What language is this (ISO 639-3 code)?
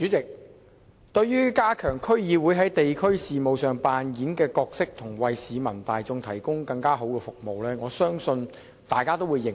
yue